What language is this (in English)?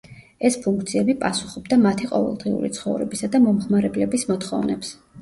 Georgian